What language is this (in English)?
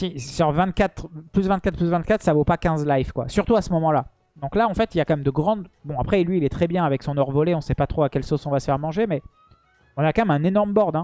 French